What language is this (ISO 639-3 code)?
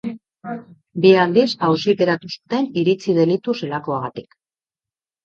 eus